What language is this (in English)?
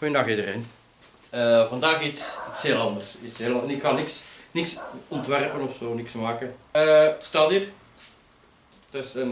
Dutch